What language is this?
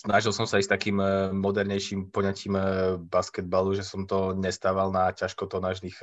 Slovak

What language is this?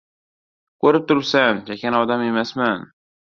Uzbek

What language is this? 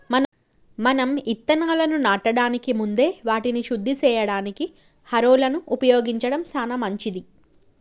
Telugu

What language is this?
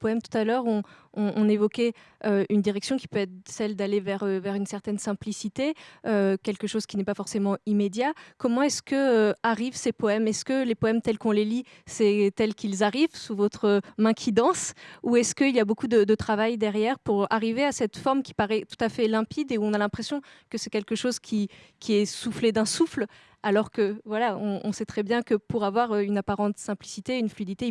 French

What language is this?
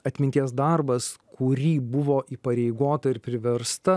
Lithuanian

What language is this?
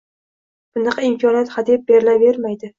Uzbek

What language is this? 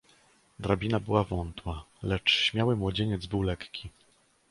Polish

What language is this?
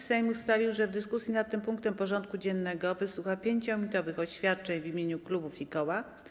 Polish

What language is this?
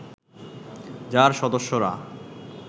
Bangla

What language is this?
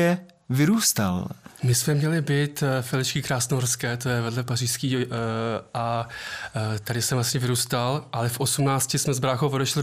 Czech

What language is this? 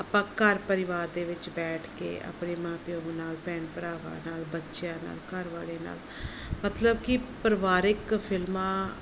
Punjabi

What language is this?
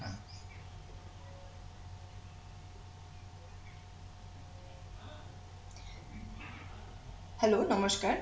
Bangla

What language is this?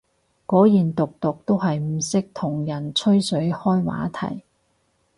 Cantonese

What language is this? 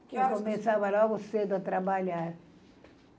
Portuguese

